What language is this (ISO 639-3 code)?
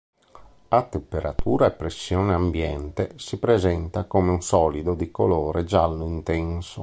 ita